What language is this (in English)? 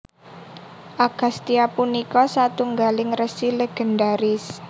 Javanese